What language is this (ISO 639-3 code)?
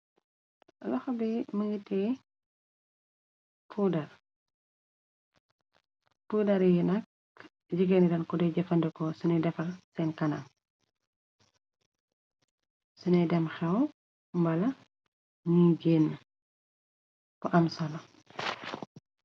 wol